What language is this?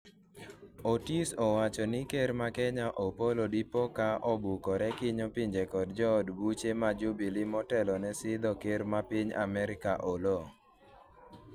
Luo (Kenya and Tanzania)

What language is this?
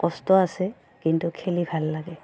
Assamese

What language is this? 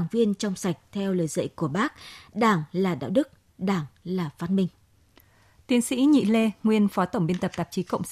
Vietnamese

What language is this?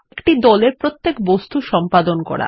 Bangla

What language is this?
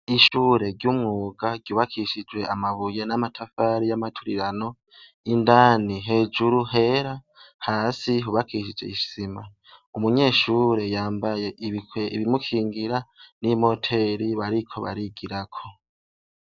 Rundi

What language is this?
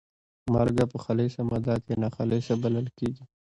Pashto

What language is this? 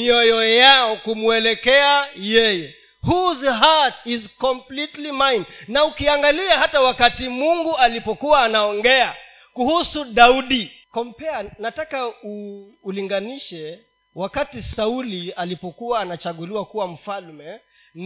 Swahili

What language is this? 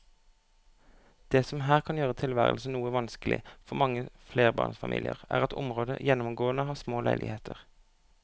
Norwegian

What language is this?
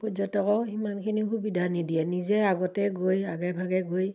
Assamese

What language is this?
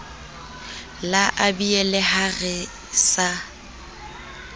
Southern Sotho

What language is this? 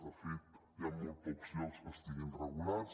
Catalan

